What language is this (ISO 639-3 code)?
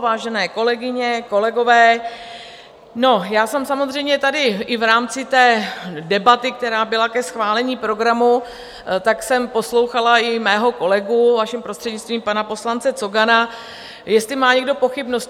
ces